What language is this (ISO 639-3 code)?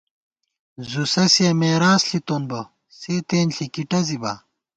gwt